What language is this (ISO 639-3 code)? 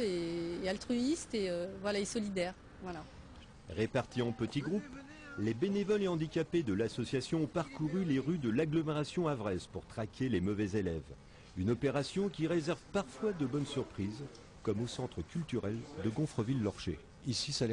fra